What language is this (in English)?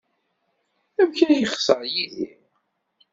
Kabyle